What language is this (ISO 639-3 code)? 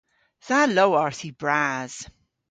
cor